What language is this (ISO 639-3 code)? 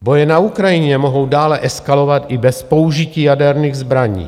ces